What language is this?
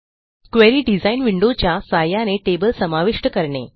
Marathi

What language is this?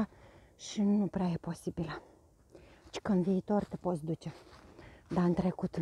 Romanian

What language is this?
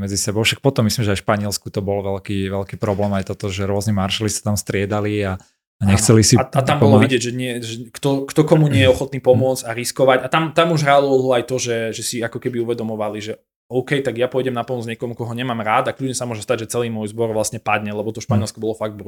Slovak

